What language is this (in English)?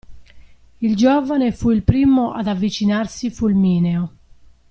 Italian